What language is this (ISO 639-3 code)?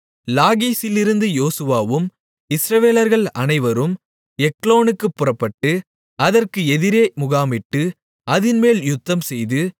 tam